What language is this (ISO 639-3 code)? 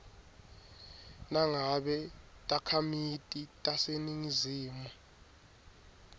ssw